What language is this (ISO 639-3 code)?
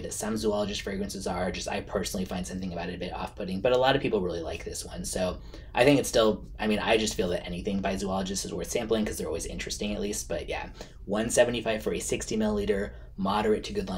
eng